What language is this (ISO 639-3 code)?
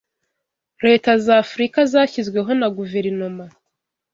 kin